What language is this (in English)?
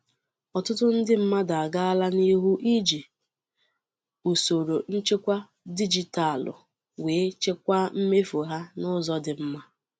Igbo